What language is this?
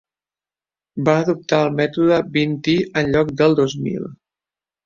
Catalan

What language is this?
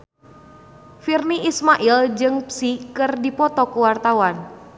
Sundanese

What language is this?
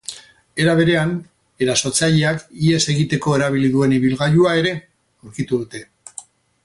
Basque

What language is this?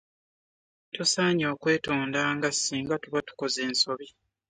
Ganda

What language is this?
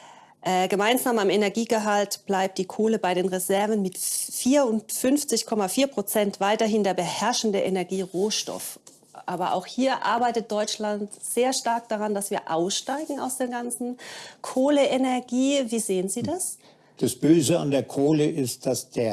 German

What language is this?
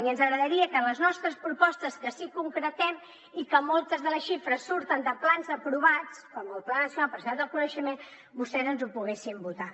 Catalan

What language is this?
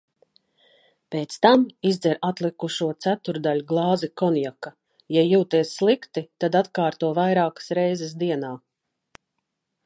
Latvian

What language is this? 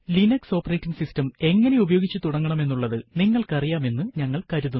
Malayalam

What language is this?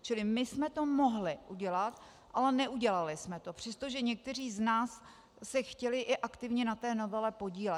Czech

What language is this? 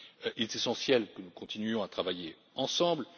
French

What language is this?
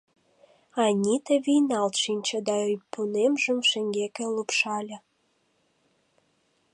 Mari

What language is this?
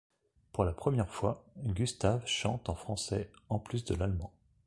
French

